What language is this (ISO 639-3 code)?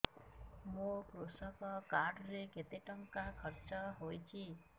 ori